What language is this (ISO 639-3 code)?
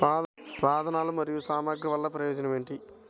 tel